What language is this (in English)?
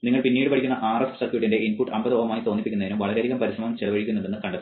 Malayalam